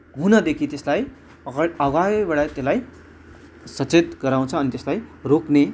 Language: Nepali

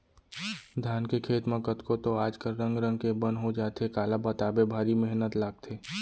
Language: Chhattisgarhi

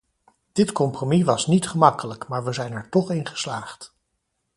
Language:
Dutch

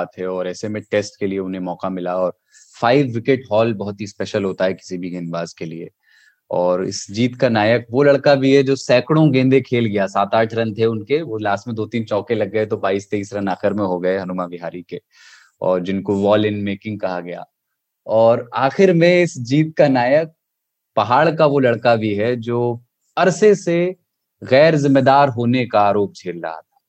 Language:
Hindi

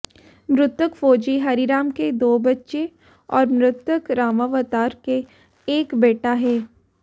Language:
Hindi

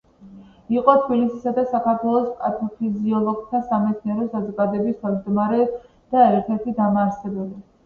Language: Georgian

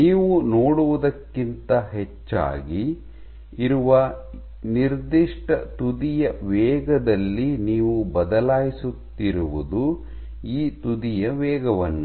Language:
Kannada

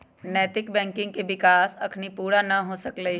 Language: Magahi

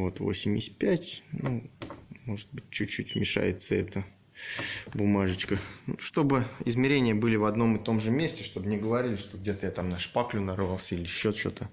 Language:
Russian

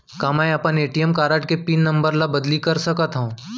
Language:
Chhattisgarhi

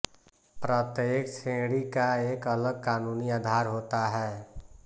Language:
Hindi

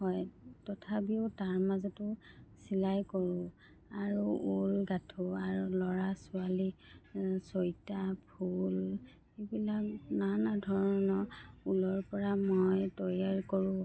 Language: Assamese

